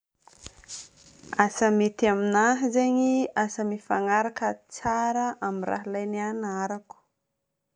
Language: Northern Betsimisaraka Malagasy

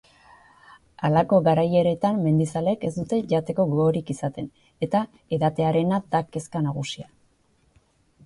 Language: Basque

